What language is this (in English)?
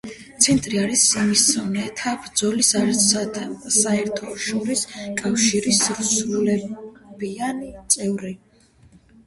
Georgian